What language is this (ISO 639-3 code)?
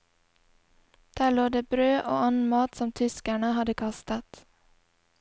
nor